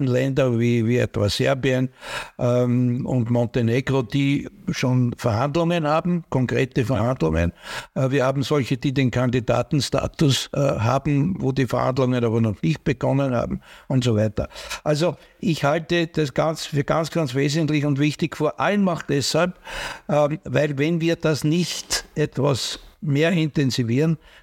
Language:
German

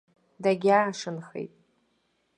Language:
Abkhazian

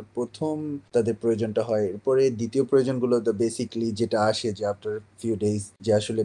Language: Bangla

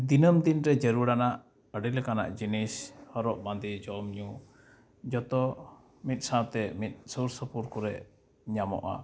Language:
Santali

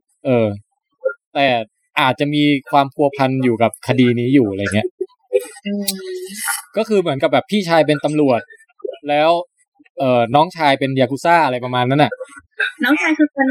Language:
Thai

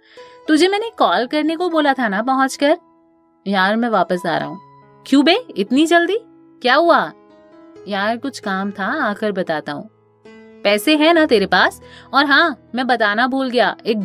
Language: Hindi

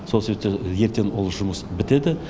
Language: Kazakh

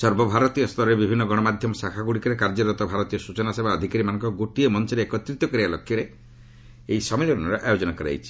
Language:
Odia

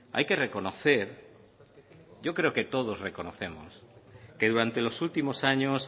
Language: Spanish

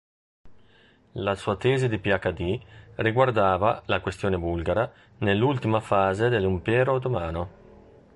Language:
Italian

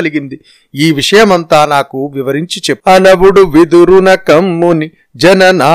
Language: Telugu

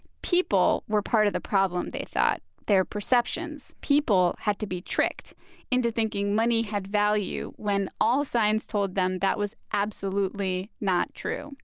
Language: English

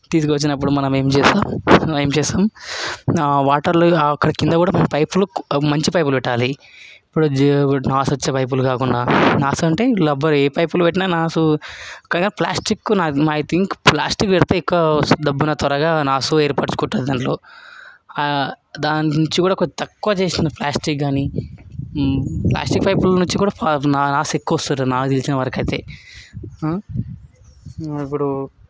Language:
Telugu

